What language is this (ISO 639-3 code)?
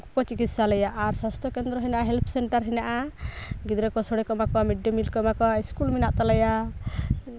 sat